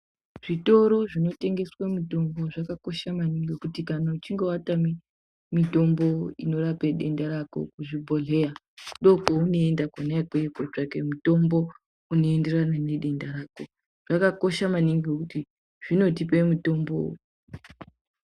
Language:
Ndau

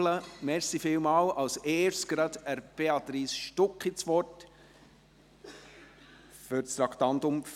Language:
Swiss German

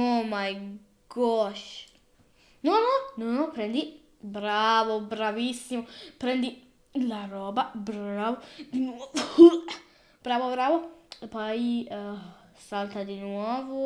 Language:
Italian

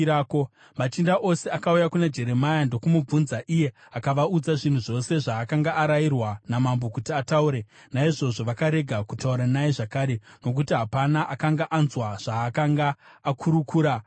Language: Shona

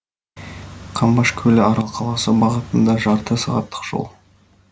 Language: Kazakh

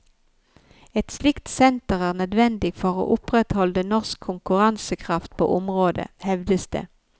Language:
Norwegian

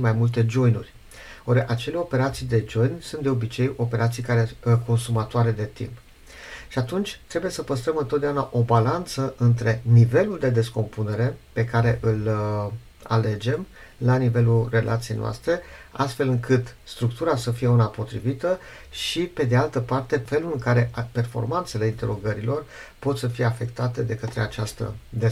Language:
Romanian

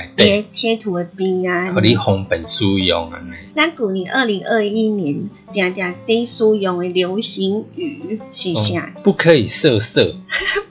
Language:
Chinese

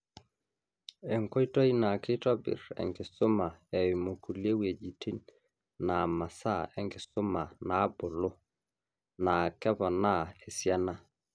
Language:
Masai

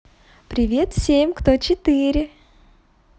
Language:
Russian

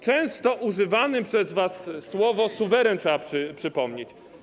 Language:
Polish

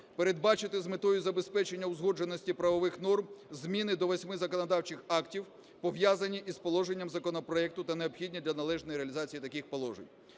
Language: Ukrainian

